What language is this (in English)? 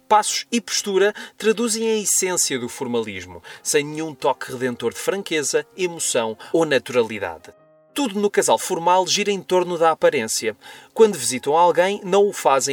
Portuguese